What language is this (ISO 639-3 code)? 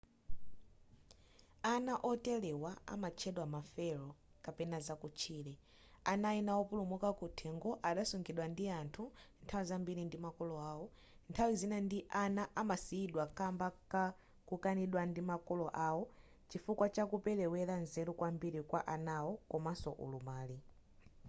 nya